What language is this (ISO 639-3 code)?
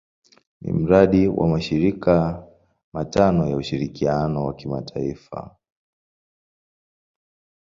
swa